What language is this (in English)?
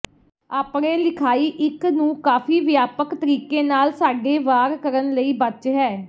Punjabi